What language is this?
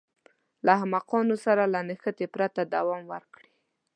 Pashto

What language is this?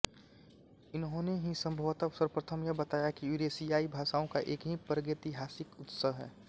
Hindi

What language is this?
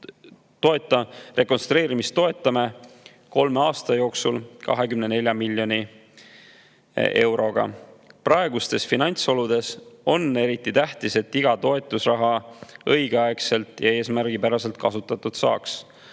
Estonian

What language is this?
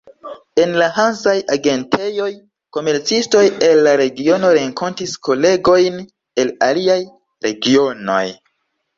Esperanto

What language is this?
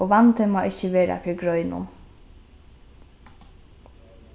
Faroese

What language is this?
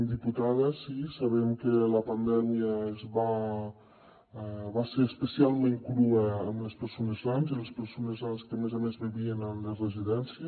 Catalan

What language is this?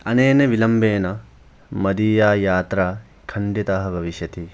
Sanskrit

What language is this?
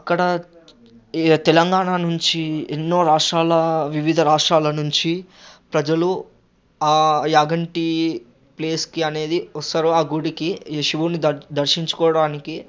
Telugu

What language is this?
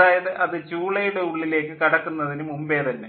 Malayalam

